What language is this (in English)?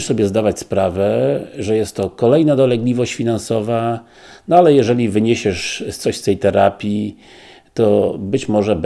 Polish